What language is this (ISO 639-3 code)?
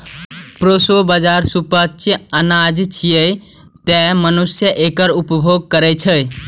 mai